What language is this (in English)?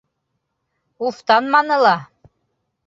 Bashkir